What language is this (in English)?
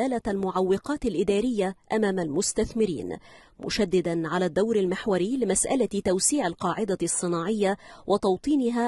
Arabic